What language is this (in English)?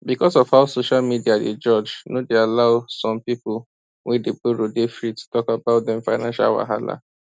Nigerian Pidgin